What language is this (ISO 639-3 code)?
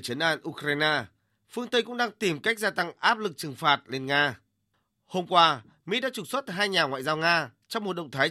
vie